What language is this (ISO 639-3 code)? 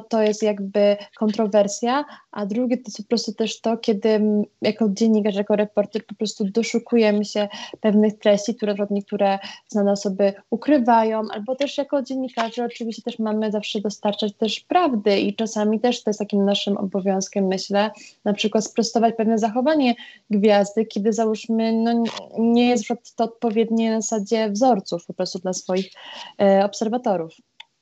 pol